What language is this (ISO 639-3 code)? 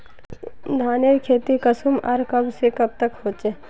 mag